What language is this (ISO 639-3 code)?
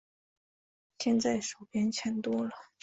zho